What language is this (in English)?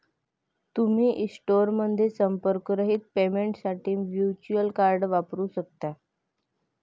Marathi